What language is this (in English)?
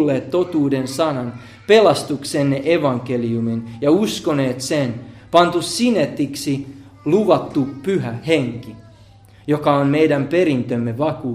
Finnish